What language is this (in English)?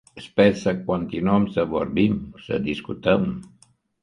Romanian